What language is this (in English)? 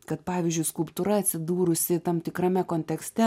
Lithuanian